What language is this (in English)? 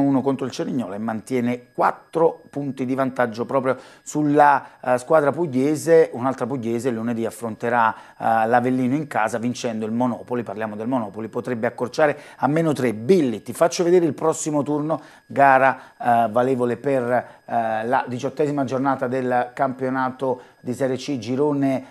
Italian